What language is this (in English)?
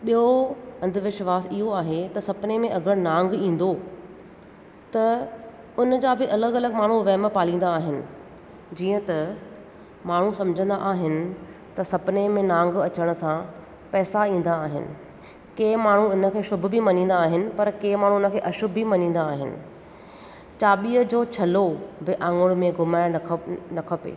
Sindhi